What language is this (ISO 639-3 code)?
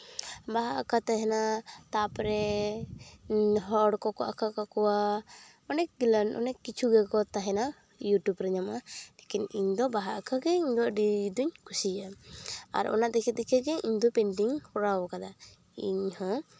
sat